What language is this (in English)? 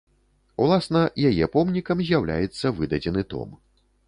Belarusian